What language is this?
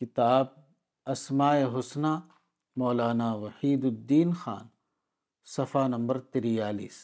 Urdu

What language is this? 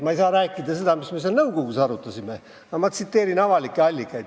Estonian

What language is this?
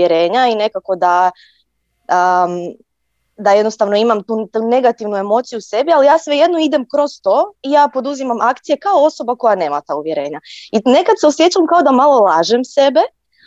Croatian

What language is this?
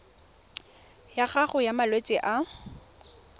Tswana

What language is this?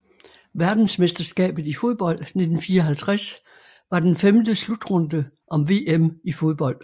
Danish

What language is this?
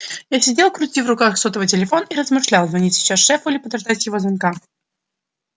Russian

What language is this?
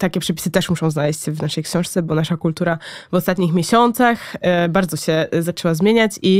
Polish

